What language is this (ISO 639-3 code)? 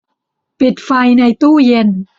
tha